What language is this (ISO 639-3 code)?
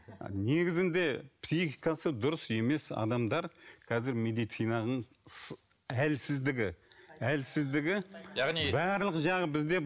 kaz